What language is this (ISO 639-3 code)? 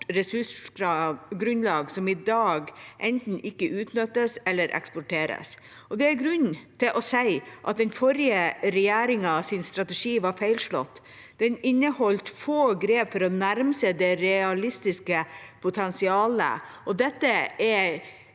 nor